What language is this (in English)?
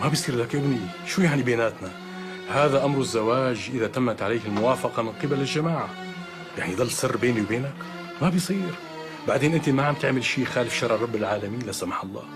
Arabic